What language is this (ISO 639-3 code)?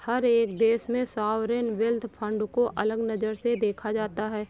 hin